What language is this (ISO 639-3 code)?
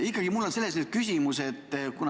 est